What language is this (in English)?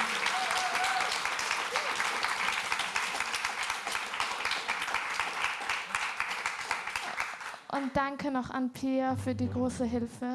German